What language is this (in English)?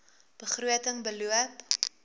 Afrikaans